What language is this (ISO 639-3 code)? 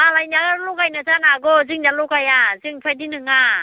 brx